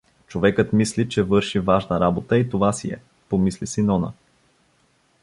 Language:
Bulgarian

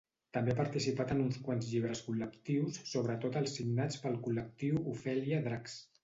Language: Catalan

